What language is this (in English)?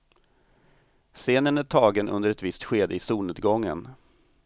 Swedish